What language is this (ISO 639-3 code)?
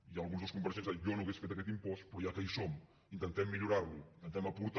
cat